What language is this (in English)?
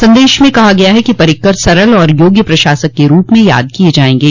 Hindi